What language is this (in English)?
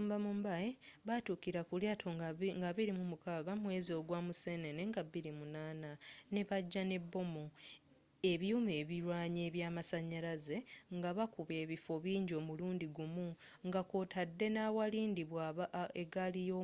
Ganda